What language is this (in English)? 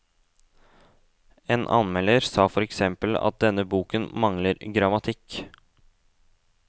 Norwegian